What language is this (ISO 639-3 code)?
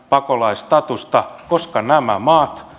fin